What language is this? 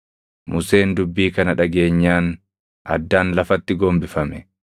Oromo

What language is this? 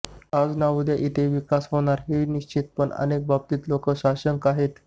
Marathi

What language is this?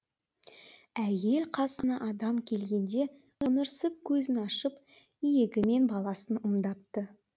Kazakh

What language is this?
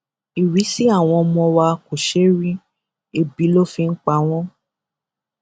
Yoruba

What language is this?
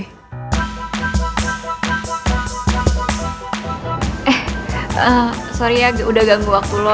Indonesian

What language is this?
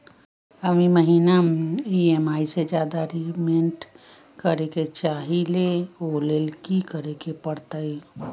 Magahi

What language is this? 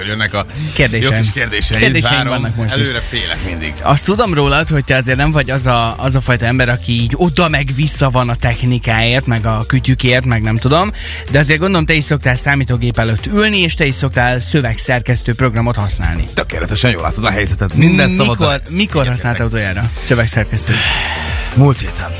Hungarian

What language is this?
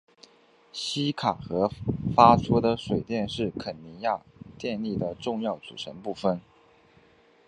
Chinese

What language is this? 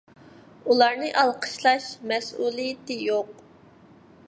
Uyghur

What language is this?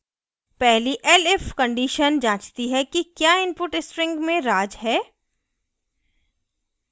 Hindi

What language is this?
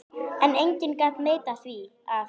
Icelandic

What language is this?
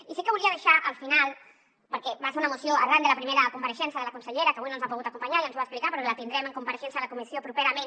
Catalan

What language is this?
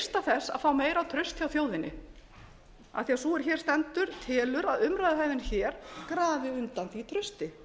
Icelandic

